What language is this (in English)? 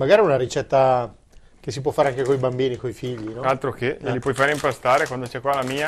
Italian